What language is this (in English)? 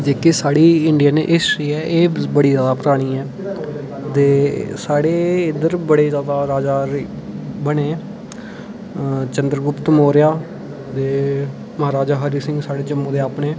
Dogri